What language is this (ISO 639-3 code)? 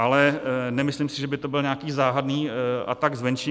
ces